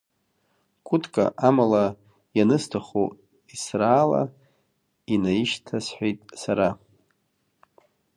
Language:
Abkhazian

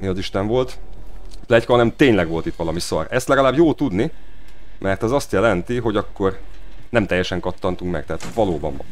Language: Hungarian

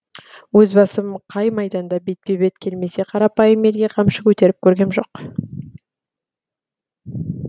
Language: Kazakh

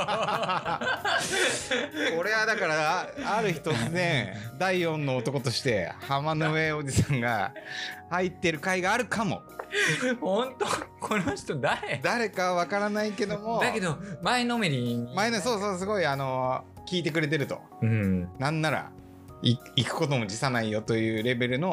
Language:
Japanese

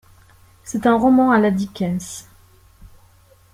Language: French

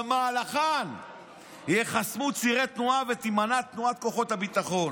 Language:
Hebrew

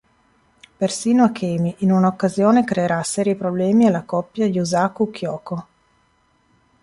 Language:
Italian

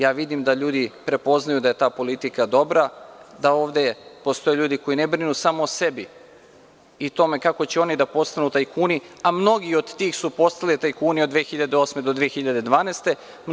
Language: Serbian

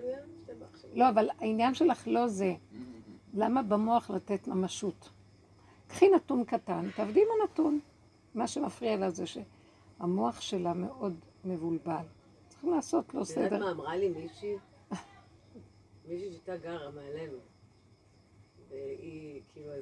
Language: Hebrew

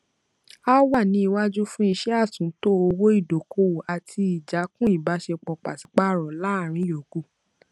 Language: Yoruba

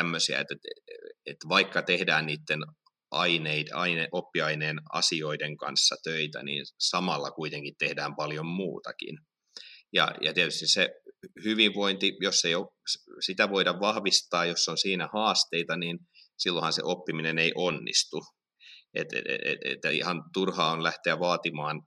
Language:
Finnish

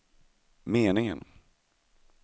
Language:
Swedish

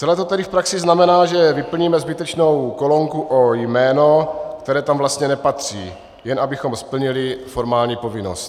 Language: Czech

